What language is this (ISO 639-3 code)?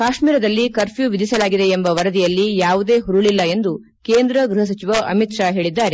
kan